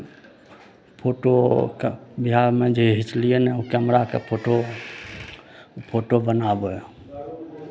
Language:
Maithili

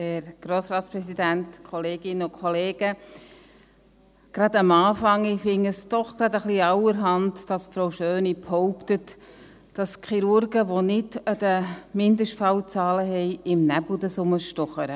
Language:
Swiss German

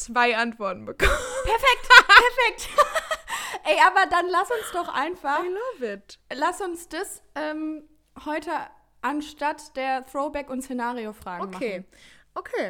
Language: German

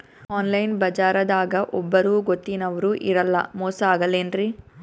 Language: Kannada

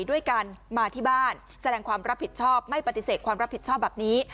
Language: Thai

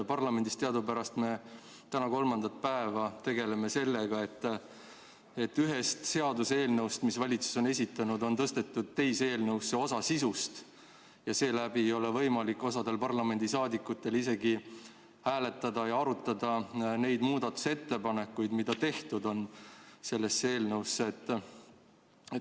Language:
Estonian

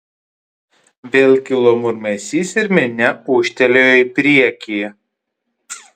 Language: Lithuanian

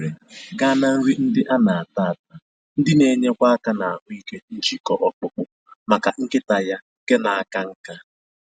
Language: Igbo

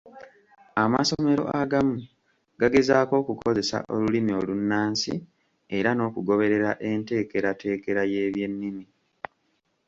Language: Ganda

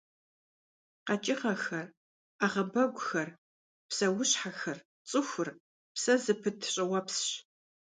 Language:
Kabardian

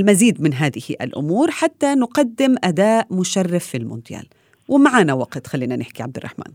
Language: Arabic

